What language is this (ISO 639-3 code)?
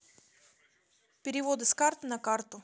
rus